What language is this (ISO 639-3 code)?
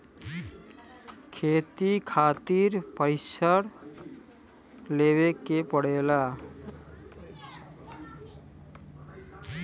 bho